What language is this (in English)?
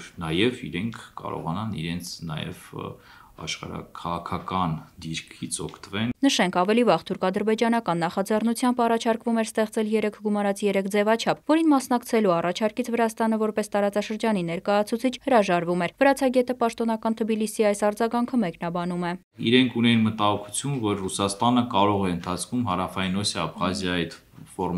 Romanian